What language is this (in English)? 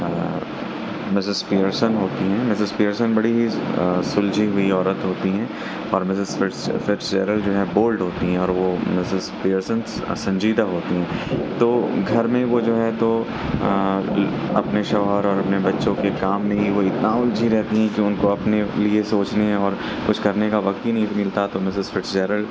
Urdu